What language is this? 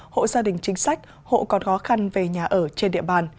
Vietnamese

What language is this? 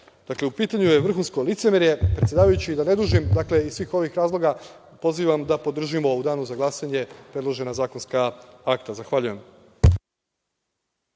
Serbian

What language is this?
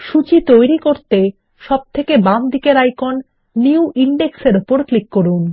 Bangla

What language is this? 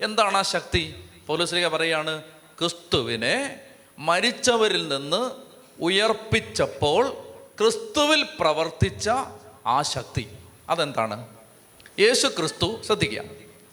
Malayalam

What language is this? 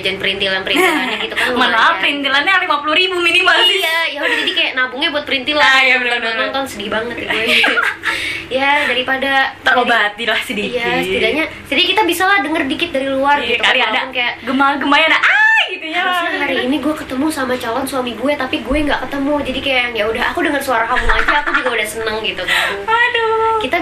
Indonesian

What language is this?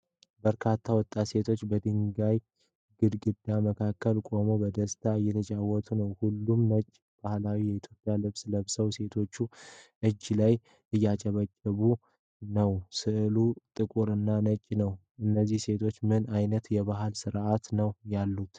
Amharic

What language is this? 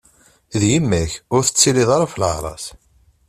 Kabyle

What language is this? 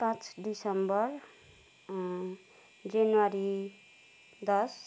Nepali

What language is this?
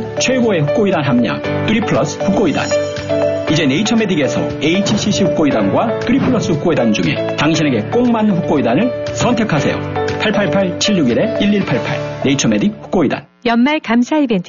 Korean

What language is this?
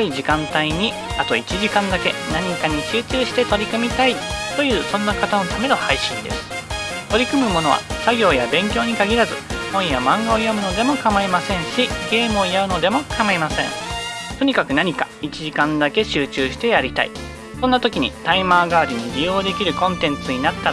Japanese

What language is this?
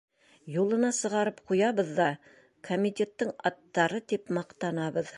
Bashkir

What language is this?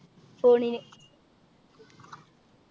Malayalam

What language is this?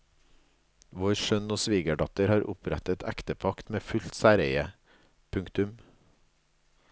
Norwegian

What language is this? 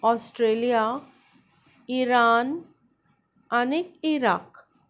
Konkani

